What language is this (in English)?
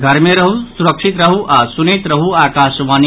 Maithili